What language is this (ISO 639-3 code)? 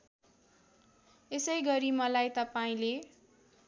nep